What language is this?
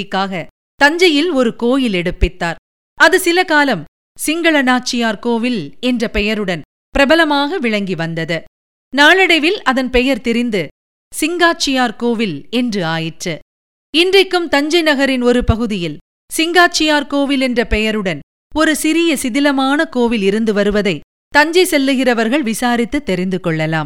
Tamil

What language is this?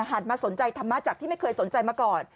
Thai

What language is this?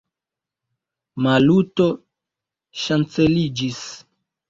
Esperanto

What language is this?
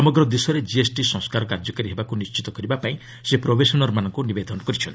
Odia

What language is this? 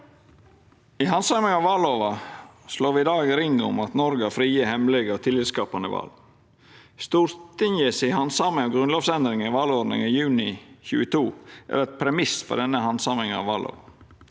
Norwegian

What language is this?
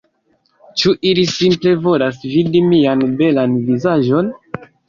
Esperanto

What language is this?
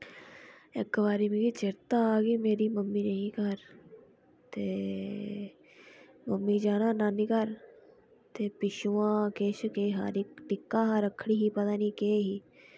Dogri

